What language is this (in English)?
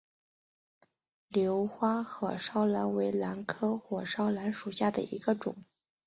Chinese